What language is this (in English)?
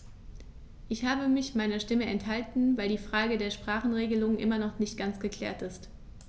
German